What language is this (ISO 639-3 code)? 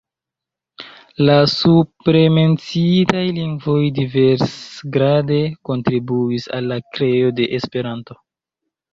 epo